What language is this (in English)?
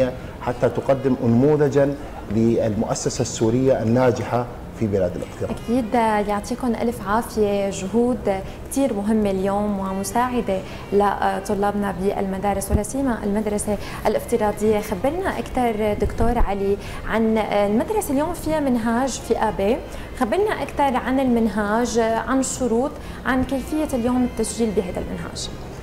Arabic